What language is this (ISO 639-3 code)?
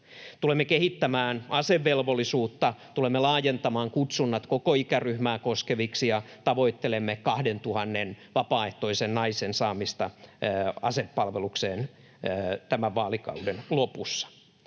fin